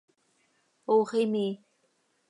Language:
Seri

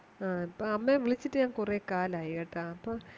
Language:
Malayalam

